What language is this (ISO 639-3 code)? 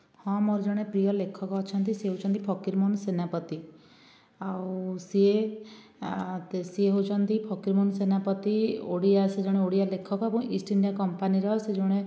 ori